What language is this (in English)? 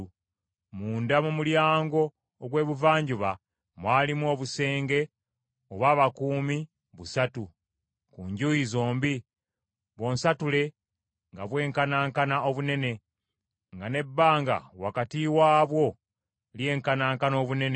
Ganda